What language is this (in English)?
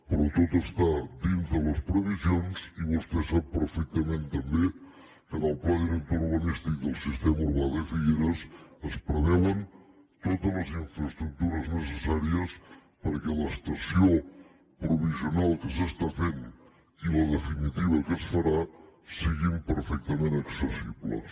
Catalan